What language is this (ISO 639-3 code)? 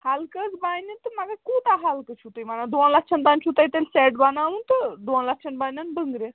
kas